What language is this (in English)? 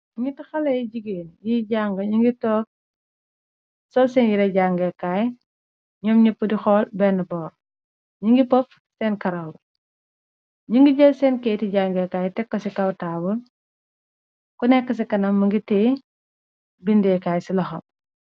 Wolof